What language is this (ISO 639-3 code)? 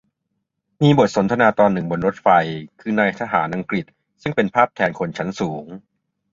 tha